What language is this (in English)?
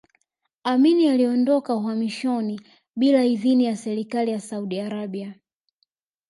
Swahili